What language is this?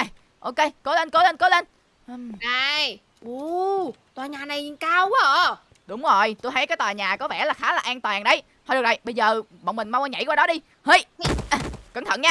Vietnamese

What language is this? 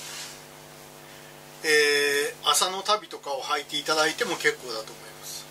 Japanese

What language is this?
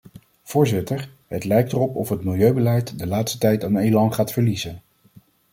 Dutch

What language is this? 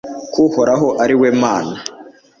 Kinyarwanda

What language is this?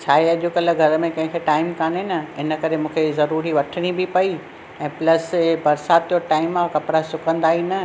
Sindhi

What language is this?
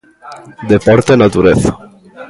Galician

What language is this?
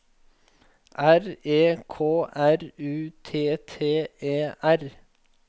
Norwegian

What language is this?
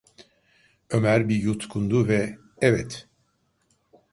Turkish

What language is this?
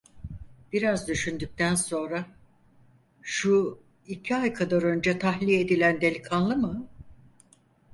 Turkish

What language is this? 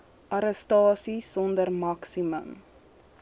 Afrikaans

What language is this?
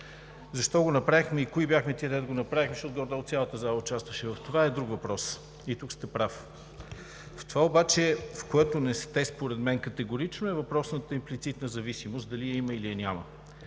Bulgarian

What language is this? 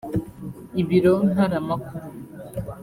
Kinyarwanda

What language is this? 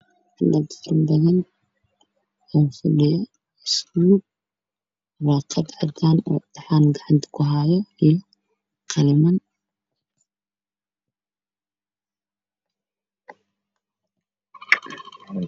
Somali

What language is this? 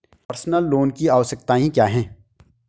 Hindi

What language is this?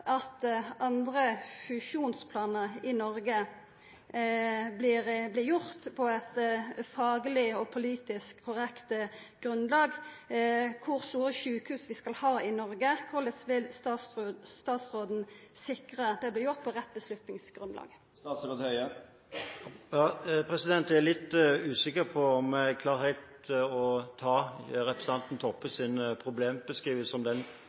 Norwegian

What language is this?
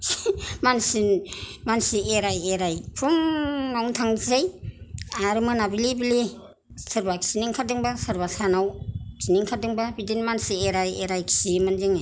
Bodo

